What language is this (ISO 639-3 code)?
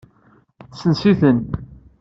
kab